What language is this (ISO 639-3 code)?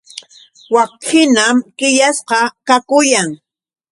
qux